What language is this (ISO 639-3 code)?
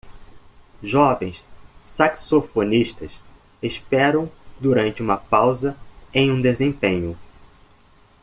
por